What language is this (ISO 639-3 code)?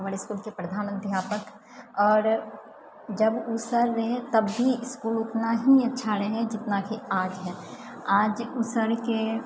mai